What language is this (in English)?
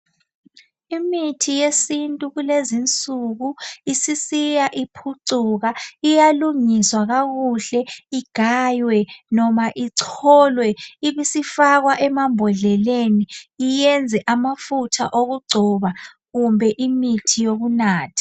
North Ndebele